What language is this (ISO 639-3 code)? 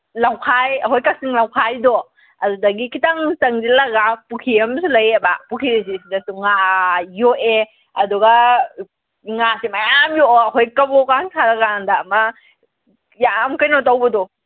mni